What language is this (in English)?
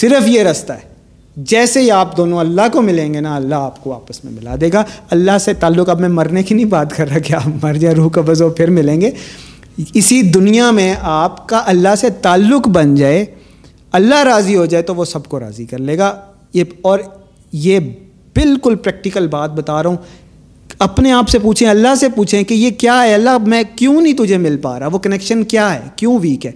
Urdu